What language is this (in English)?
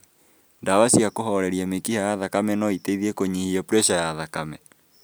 Kikuyu